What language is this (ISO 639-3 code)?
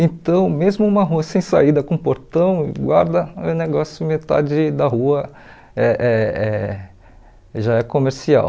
por